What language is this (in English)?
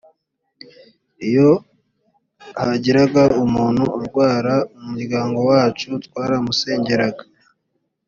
Kinyarwanda